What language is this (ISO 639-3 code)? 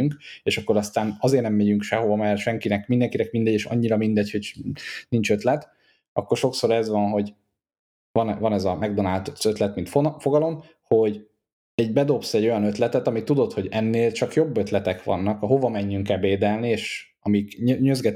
hun